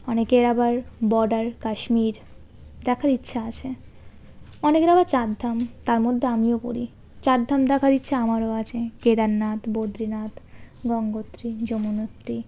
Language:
Bangla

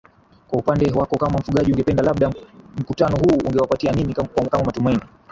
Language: Swahili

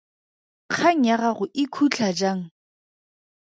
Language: Tswana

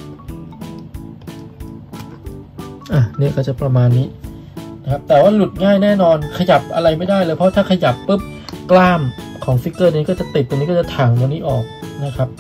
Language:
Thai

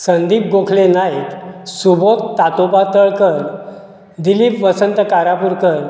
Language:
Konkani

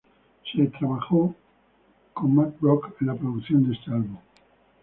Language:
Spanish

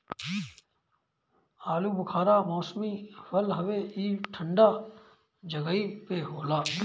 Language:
Bhojpuri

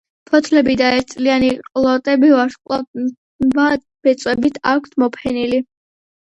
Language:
Georgian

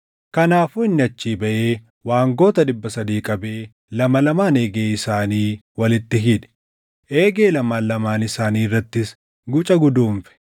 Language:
Oromo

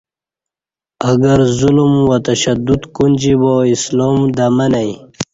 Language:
Kati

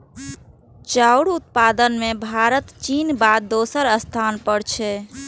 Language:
Maithili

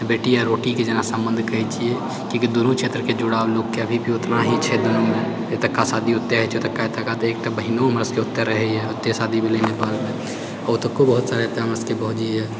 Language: Maithili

